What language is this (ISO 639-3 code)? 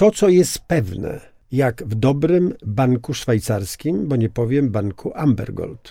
pol